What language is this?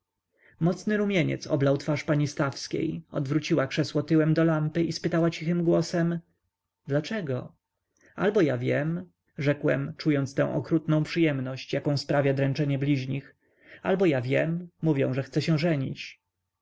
Polish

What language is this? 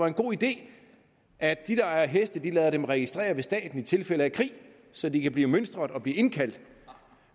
Danish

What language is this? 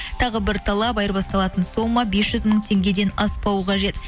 Kazakh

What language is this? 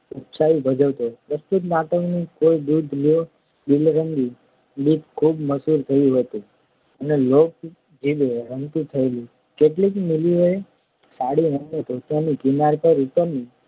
Gujarati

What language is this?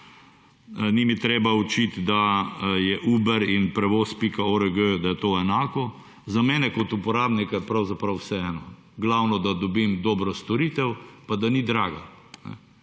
Slovenian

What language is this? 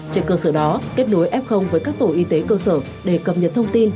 Vietnamese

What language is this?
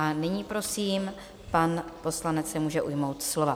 Czech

